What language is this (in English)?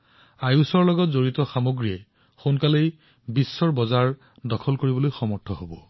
Assamese